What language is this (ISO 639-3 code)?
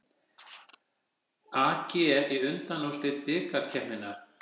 isl